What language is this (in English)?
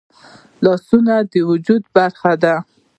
Pashto